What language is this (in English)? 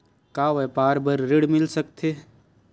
Chhattisgarhi